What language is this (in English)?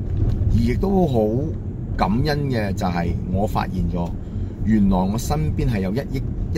Chinese